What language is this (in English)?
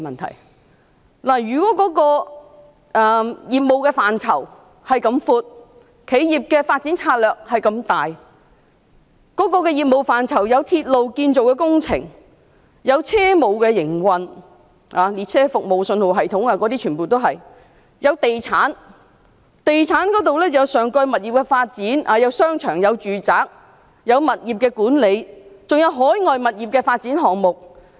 Cantonese